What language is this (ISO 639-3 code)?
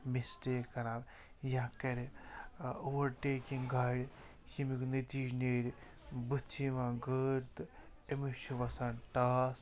kas